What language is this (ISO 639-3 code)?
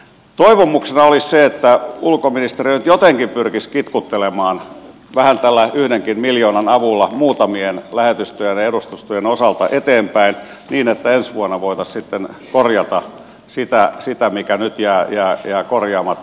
fin